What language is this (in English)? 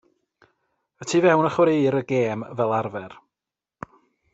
Welsh